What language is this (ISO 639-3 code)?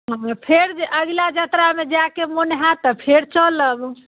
mai